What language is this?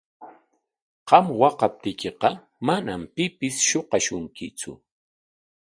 Corongo Ancash Quechua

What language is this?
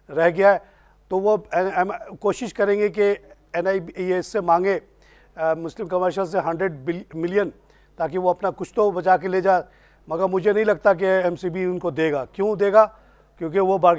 Hindi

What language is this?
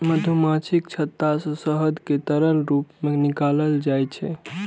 Maithili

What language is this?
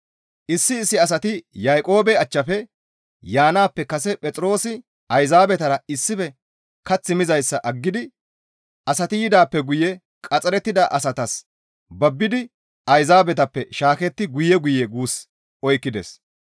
Gamo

